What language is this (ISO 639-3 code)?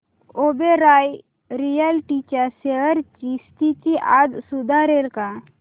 mar